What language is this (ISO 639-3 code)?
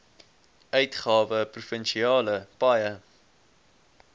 afr